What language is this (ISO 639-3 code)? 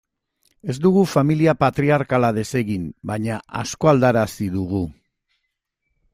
eus